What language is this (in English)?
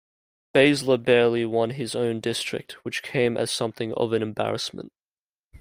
English